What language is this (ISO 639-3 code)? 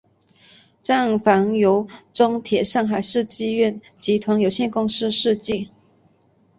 zho